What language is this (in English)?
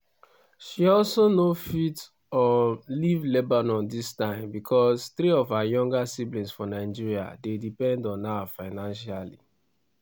Nigerian Pidgin